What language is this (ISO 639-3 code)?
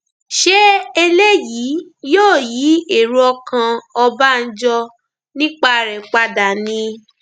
yor